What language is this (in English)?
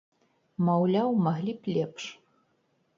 Belarusian